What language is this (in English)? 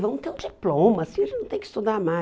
Portuguese